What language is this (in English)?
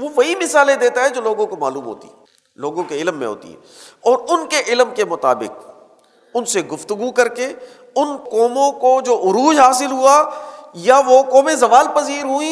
Urdu